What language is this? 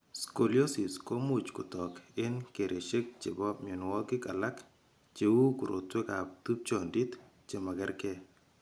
Kalenjin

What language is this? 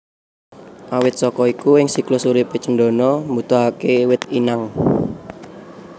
Javanese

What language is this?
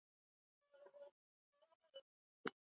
Swahili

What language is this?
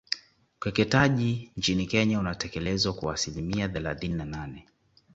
Swahili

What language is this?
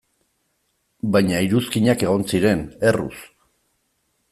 Basque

